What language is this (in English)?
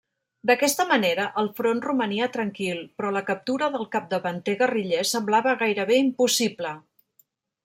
Catalan